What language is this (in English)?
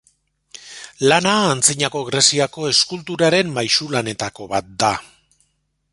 Basque